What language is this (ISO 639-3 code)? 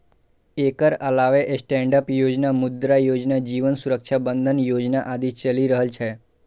mai